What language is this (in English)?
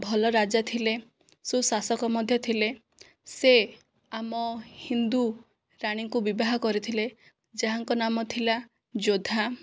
Odia